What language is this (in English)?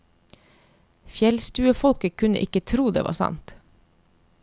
Norwegian